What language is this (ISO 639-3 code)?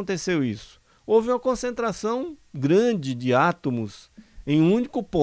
por